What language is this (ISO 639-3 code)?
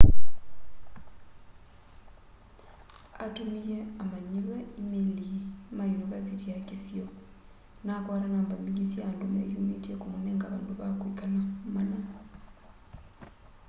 kam